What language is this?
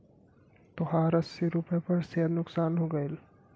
Bhojpuri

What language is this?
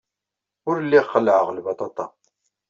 Kabyle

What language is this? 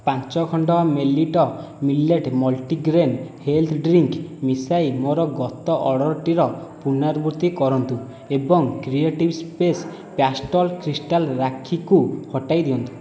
Odia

